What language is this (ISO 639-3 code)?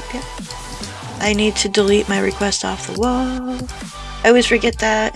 eng